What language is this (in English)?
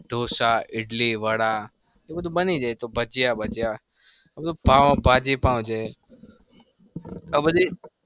Gujarati